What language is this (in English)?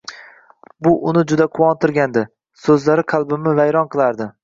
Uzbek